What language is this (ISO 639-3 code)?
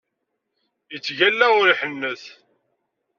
kab